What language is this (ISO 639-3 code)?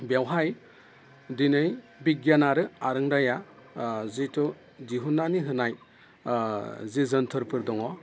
brx